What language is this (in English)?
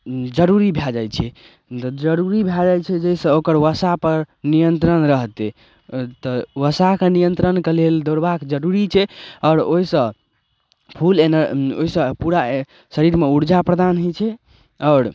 Maithili